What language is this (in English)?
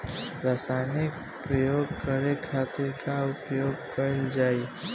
Bhojpuri